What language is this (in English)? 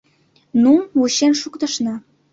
Mari